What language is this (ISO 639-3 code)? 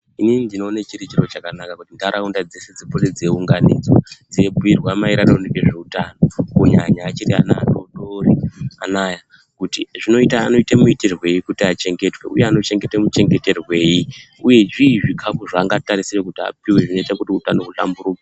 ndc